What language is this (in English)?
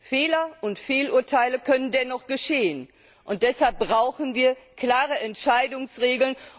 German